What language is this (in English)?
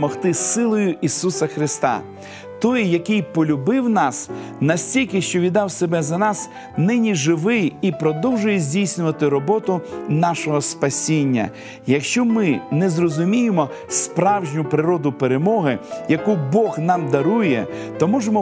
Ukrainian